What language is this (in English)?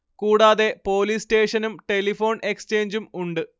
Malayalam